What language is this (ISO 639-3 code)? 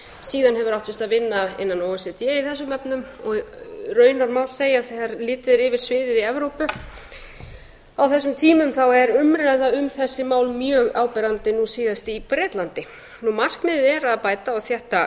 isl